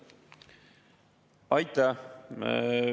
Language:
Estonian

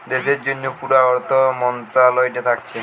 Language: Bangla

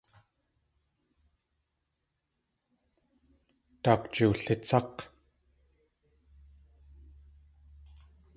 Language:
Tlingit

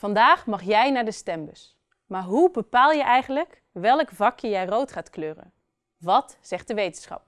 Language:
Dutch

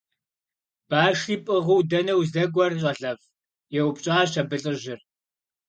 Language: Kabardian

